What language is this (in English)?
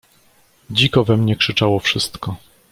Polish